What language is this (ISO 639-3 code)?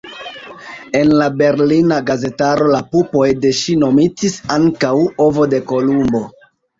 epo